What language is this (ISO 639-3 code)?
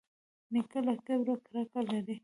pus